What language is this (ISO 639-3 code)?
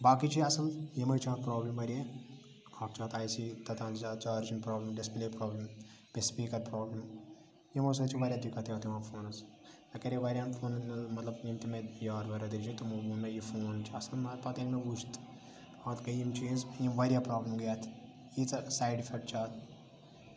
kas